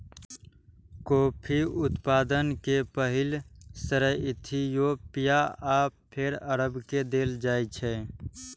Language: Maithili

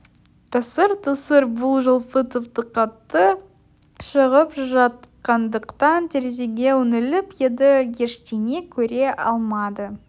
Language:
Kazakh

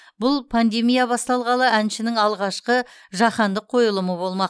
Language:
Kazakh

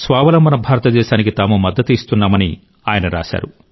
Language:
Telugu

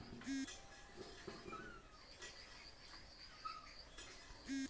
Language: Magahi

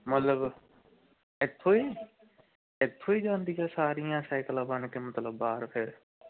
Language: Punjabi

